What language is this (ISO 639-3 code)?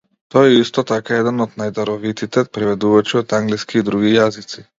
mkd